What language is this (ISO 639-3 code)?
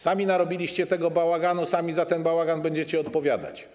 pol